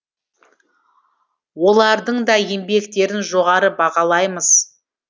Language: Kazakh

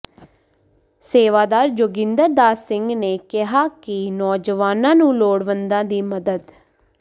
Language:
Punjabi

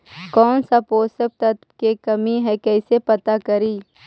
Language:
Magahi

